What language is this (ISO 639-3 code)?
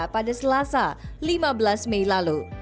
ind